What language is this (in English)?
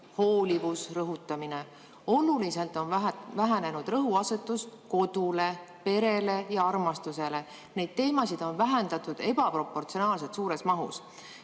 Estonian